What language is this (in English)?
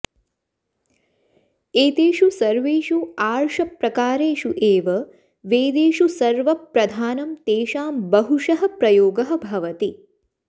Sanskrit